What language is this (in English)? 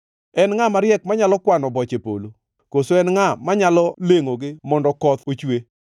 Luo (Kenya and Tanzania)